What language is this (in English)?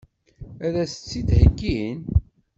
Kabyle